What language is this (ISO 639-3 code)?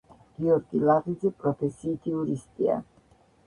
kat